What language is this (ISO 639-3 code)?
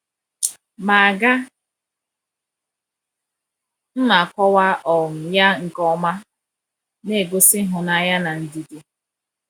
ibo